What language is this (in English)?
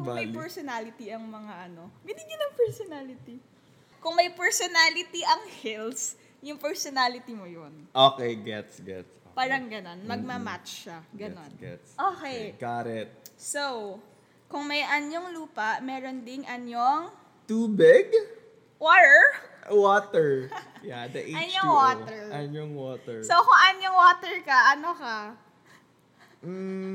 Filipino